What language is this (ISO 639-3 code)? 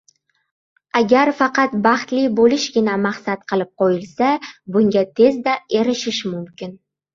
uzb